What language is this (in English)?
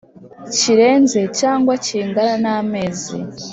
Kinyarwanda